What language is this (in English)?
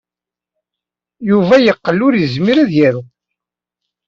Kabyle